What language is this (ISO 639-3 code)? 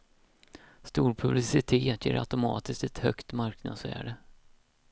swe